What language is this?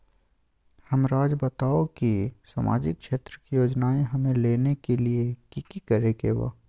Magahi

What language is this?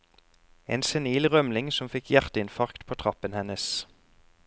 Norwegian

